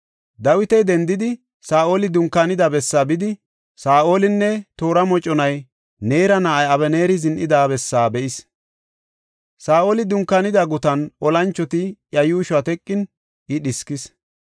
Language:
Gofa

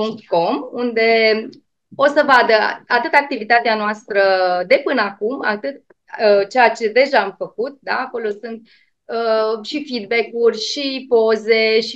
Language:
Romanian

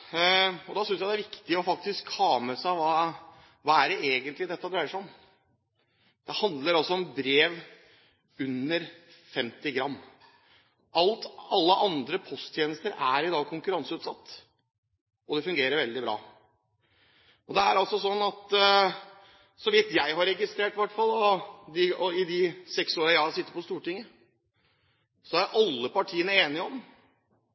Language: Norwegian Bokmål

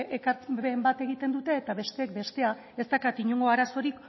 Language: Basque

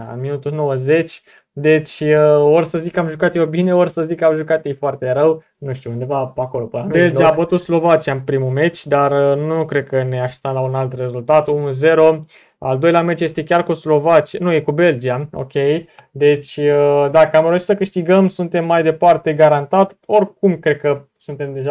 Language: Romanian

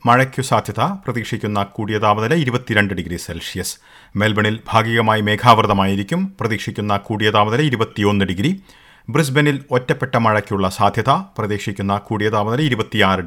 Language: Malayalam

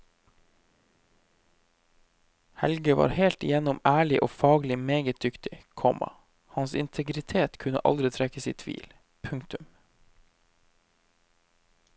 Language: Norwegian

